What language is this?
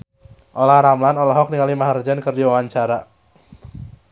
Sundanese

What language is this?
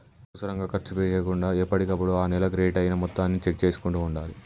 Telugu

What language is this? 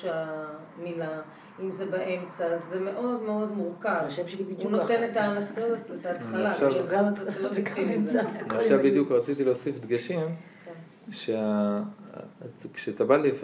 Hebrew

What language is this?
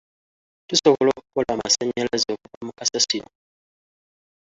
Ganda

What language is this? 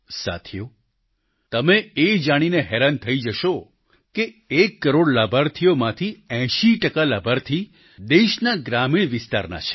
Gujarati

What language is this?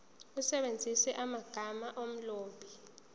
Zulu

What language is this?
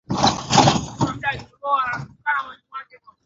Swahili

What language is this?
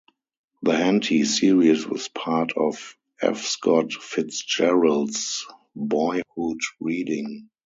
English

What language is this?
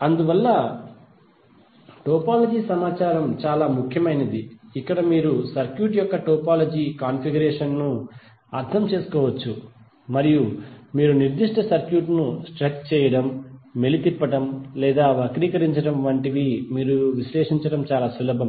Telugu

